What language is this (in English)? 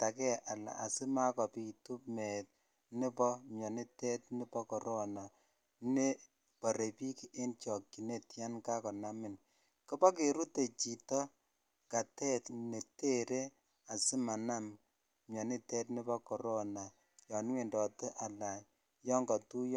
Kalenjin